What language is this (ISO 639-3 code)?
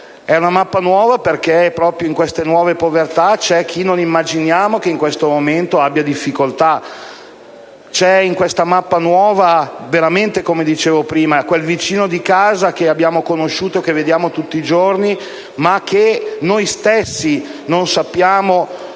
ita